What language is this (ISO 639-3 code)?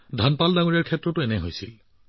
asm